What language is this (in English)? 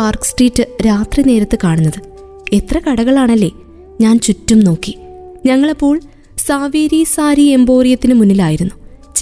Malayalam